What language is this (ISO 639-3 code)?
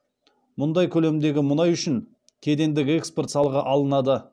kaz